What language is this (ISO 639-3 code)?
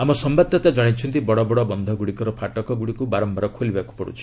ori